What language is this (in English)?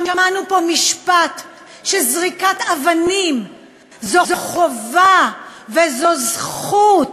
Hebrew